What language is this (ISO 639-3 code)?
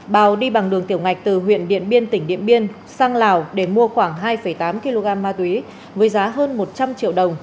vie